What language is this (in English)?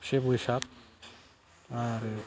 Bodo